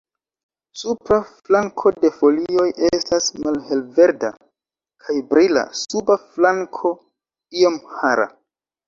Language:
Esperanto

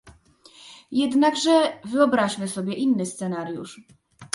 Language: Polish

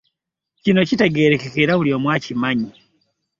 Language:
Ganda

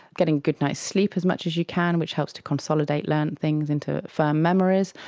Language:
English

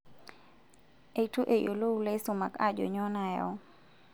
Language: Masai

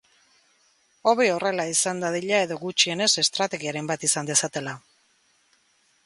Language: Basque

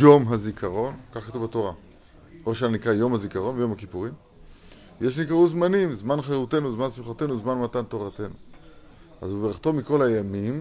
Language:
Hebrew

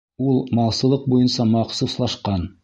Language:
Bashkir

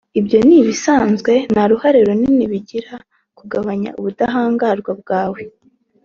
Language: Kinyarwanda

